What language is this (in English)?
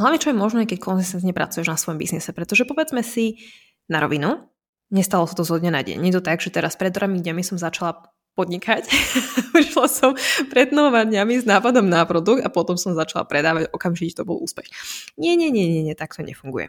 Slovak